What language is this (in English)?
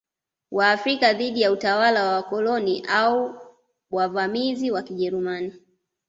Swahili